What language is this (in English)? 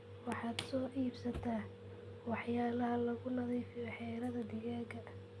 Somali